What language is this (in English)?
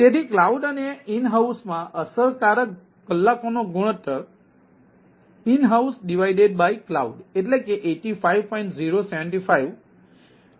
Gujarati